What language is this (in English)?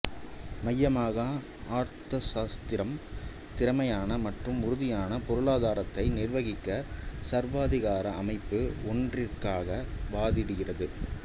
Tamil